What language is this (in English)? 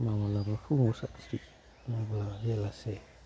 Bodo